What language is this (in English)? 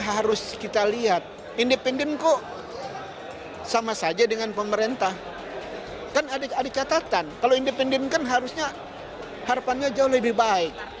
Indonesian